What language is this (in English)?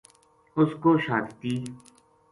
Gujari